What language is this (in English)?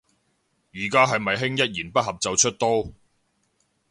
Cantonese